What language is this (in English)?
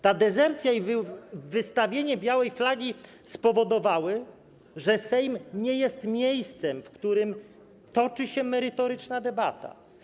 Polish